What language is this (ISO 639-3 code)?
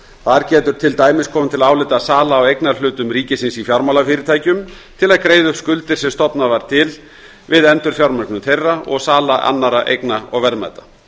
isl